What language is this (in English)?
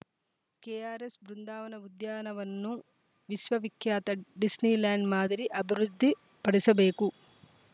Kannada